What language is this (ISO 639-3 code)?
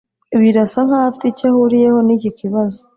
kin